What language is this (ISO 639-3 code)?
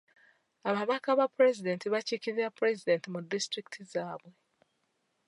lug